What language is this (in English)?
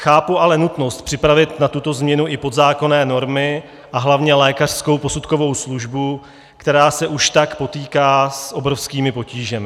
Czech